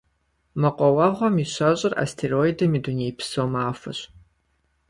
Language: Kabardian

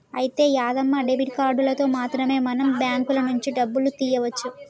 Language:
Telugu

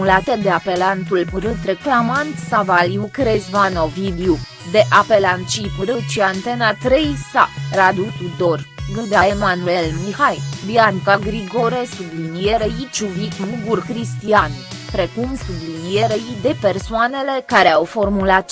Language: Romanian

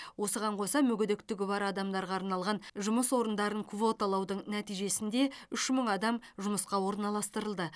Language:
Kazakh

